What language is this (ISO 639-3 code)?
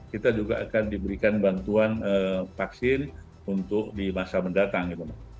ind